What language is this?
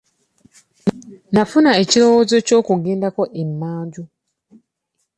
Ganda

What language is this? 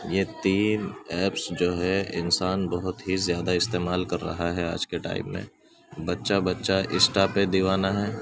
Urdu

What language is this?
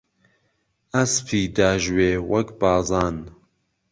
Central Kurdish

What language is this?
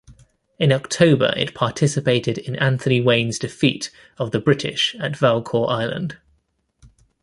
English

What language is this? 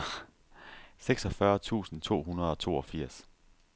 Danish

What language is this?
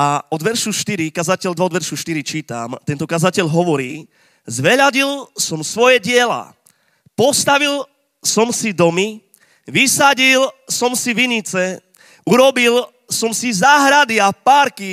Slovak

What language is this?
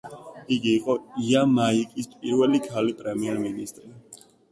Georgian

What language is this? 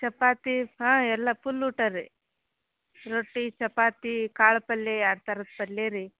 Kannada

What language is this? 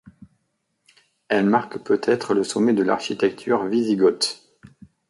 French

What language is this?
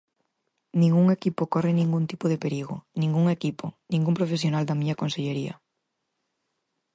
Galician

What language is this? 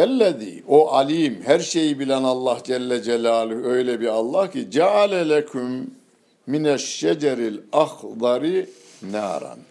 Turkish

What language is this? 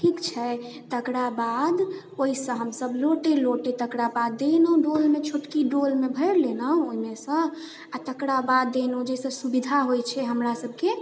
Maithili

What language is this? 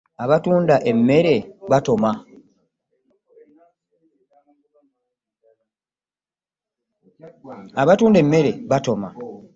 Ganda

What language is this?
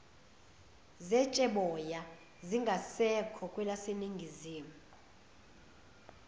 Zulu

